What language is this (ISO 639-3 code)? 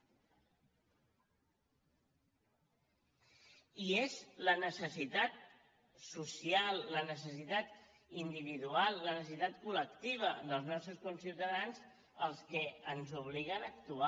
cat